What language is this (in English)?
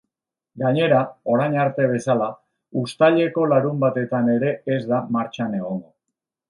Basque